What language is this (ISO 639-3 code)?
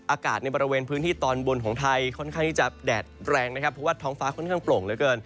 tha